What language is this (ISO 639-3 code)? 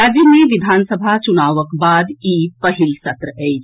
mai